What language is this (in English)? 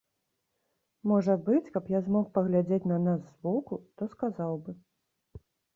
Belarusian